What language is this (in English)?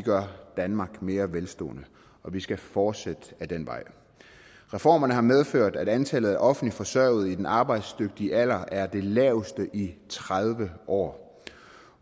Danish